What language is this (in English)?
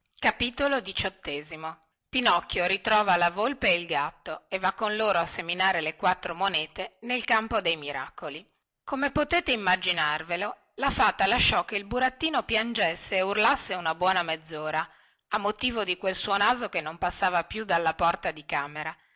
Italian